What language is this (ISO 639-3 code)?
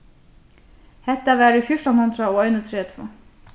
fao